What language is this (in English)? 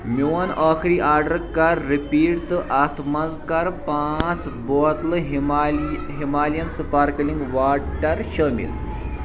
Kashmiri